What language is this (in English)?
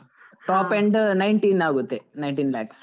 Kannada